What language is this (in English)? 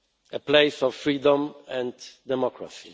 English